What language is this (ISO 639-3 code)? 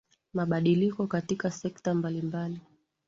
swa